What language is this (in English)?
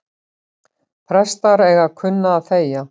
Icelandic